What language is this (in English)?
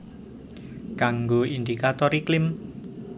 Javanese